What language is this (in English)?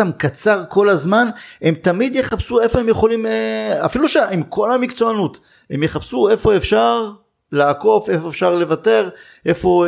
Hebrew